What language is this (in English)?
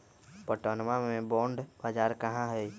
Magahi